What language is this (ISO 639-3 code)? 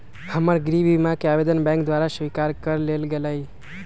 mag